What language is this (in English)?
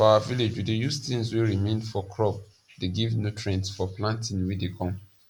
Nigerian Pidgin